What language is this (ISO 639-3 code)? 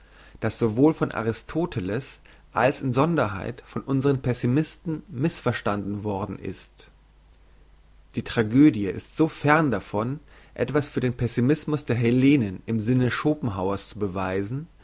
deu